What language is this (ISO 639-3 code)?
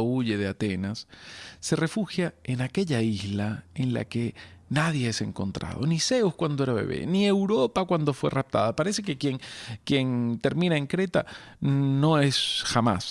spa